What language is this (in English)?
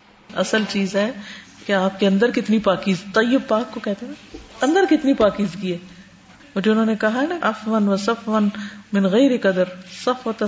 Urdu